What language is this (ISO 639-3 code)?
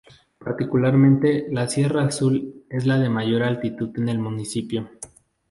spa